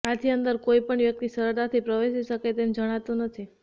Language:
Gujarati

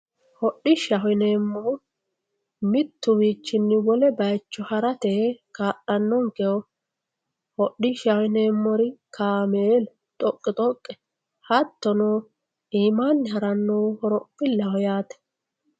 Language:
Sidamo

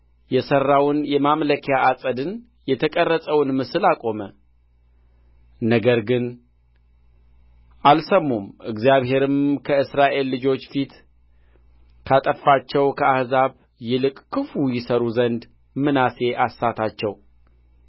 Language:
Amharic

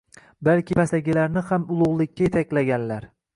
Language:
Uzbek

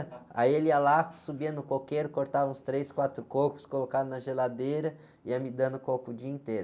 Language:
Portuguese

